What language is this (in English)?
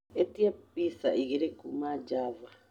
Kikuyu